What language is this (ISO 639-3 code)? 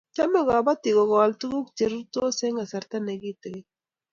kln